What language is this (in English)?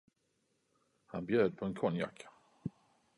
Swedish